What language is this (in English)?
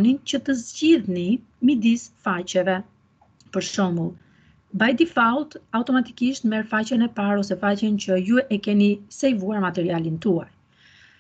Dutch